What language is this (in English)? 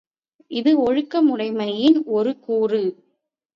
Tamil